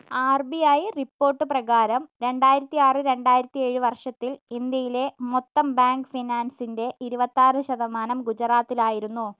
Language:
Malayalam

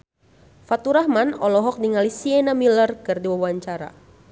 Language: Sundanese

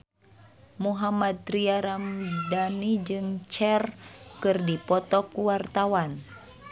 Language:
Sundanese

